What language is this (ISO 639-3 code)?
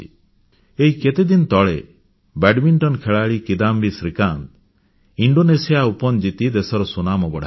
ori